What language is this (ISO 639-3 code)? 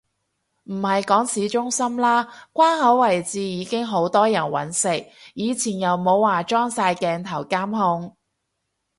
yue